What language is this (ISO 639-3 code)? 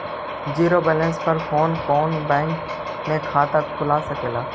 mag